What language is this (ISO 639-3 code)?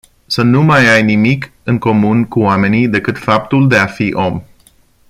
ron